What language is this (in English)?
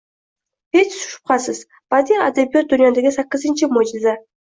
Uzbek